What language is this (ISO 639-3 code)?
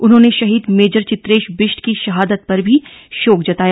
hin